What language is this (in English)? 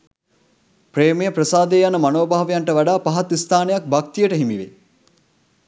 Sinhala